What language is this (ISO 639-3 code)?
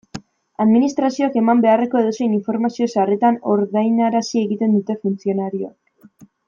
eus